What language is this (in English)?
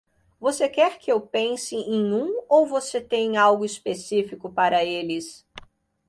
Portuguese